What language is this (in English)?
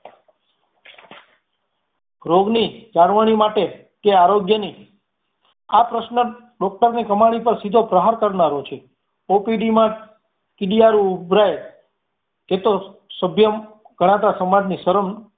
Gujarati